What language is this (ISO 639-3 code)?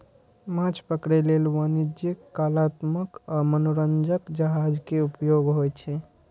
mai